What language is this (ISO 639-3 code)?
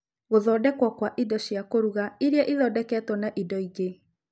kik